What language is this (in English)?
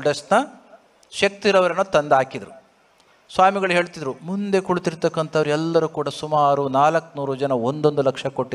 Kannada